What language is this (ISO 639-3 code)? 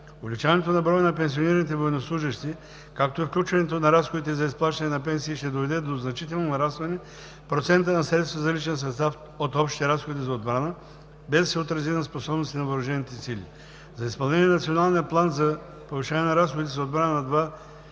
bul